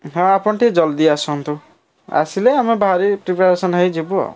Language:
Odia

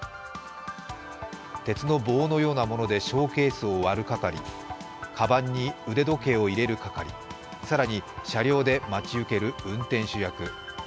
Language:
Japanese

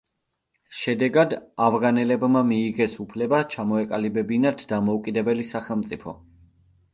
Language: Georgian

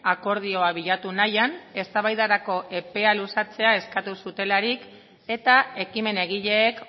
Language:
Basque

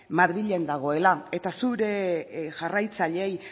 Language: Basque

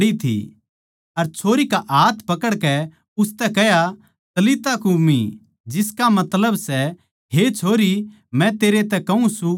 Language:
Haryanvi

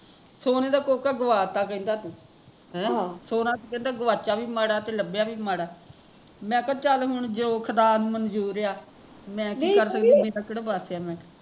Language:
Punjabi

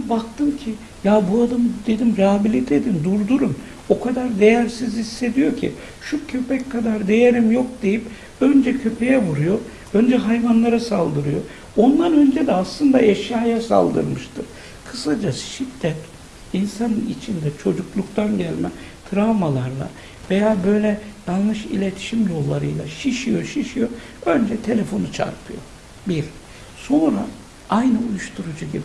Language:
Turkish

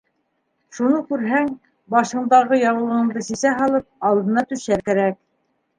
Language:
Bashkir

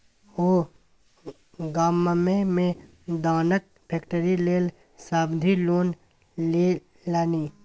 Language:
Maithili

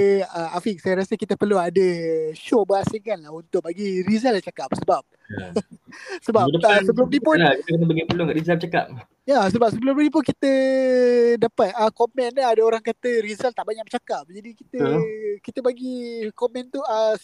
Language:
Malay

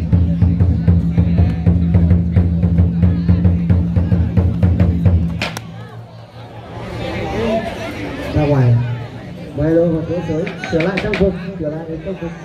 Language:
Vietnamese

